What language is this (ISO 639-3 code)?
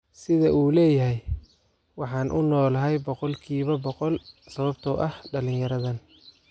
som